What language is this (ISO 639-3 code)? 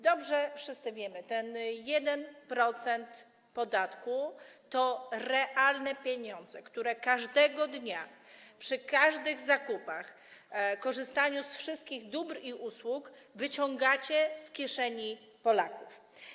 pol